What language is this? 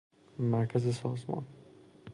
Persian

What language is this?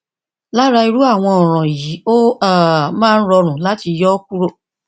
Yoruba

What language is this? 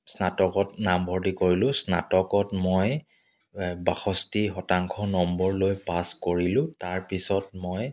Assamese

